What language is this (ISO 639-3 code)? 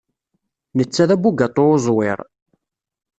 kab